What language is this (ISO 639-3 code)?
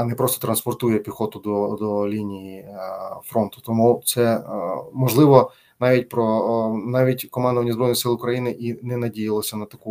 ukr